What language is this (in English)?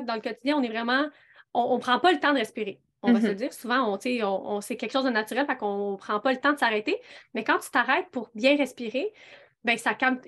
French